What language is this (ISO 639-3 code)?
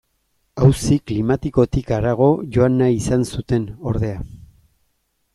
eus